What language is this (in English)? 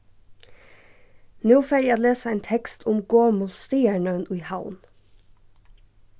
Faroese